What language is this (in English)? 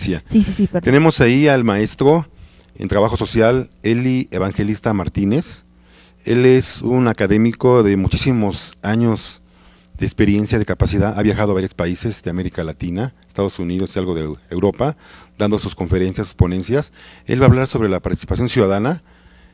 Spanish